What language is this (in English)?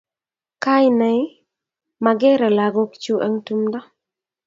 Kalenjin